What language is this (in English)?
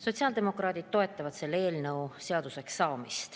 Estonian